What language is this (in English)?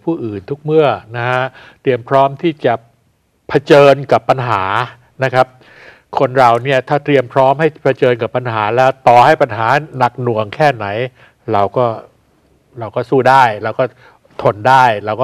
Thai